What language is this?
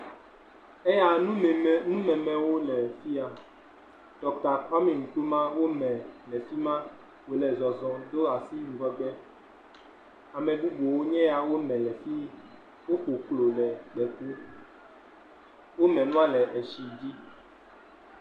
Ewe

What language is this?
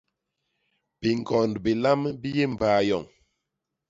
Basaa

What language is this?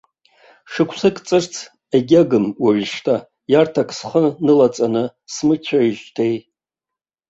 Abkhazian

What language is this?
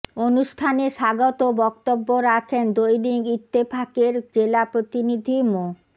Bangla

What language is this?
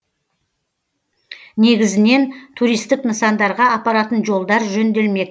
Kazakh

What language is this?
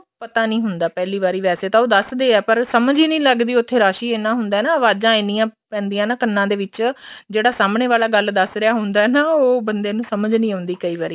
Punjabi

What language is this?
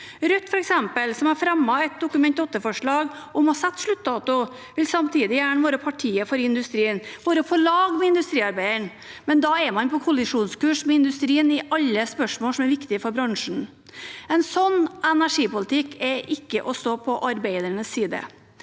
Norwegian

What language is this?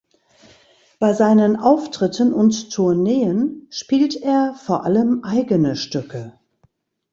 German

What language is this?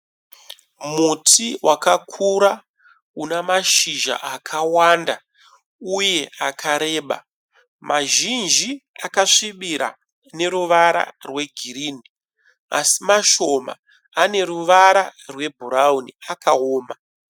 Shona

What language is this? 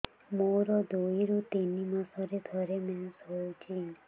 Odia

